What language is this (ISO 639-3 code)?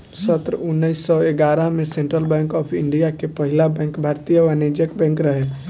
bho